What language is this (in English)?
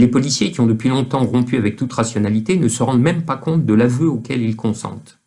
French